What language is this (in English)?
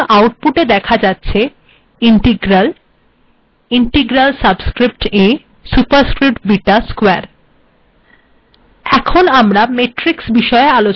Bangla